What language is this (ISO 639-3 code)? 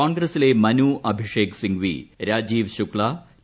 mal